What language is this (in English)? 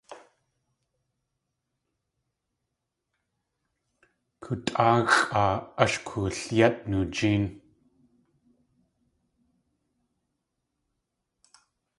Tlingit